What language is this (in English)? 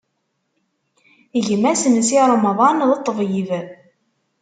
Kabyle